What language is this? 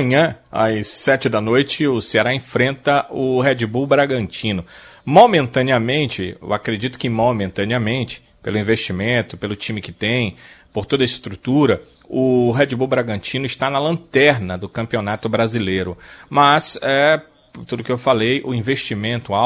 Portuguese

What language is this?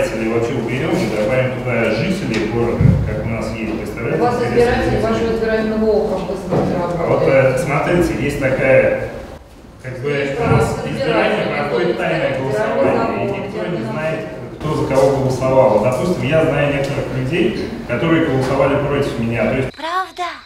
Russian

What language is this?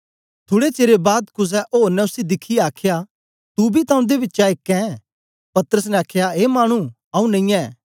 Dogri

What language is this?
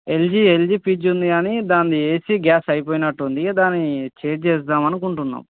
Telugu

